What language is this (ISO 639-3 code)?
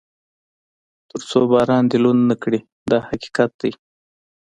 pus